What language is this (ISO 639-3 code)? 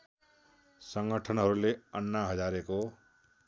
nep